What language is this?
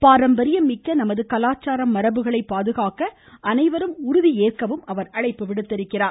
Tamil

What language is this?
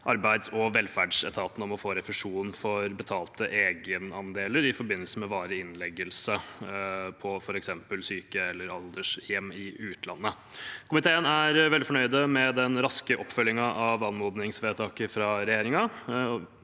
Norwegian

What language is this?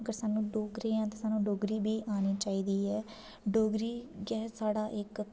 Dogri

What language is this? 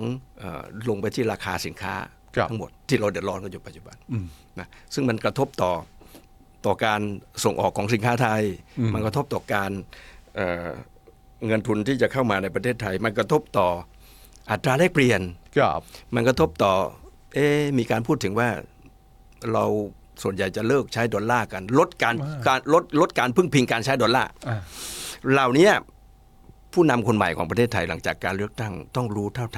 Thai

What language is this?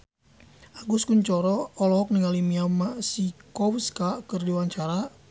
Sundanese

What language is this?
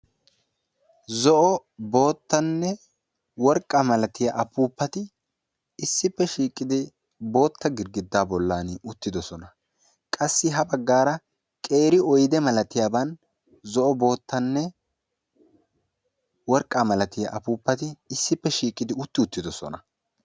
Wolaytta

